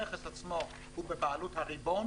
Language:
Hebrew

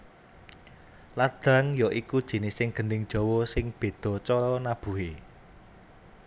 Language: Javanese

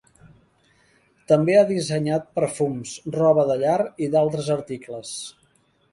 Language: Catalan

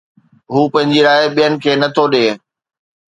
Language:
Sindhi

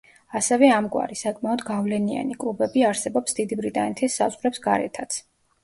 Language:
Georgian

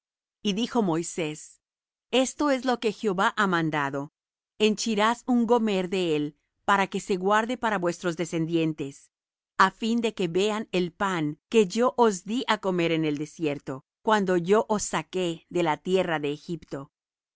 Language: Spanish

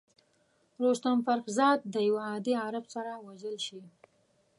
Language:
Pashto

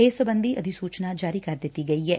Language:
Punjabi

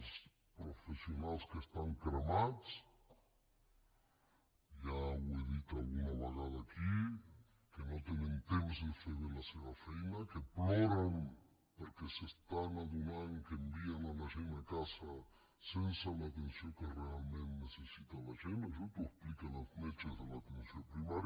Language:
Catalan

